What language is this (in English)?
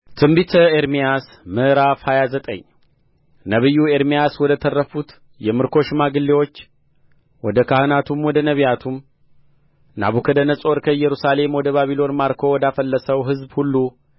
Amharic